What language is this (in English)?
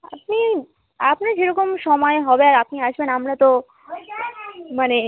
Bangla